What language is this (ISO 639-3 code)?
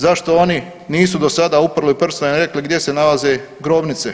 hrv